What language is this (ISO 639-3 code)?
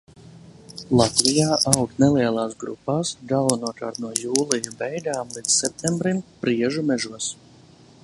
lav